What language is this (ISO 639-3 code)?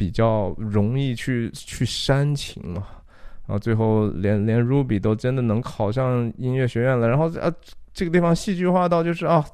zho